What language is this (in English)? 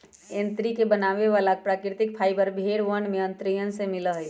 Magahi